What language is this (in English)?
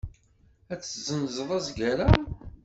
Kabyle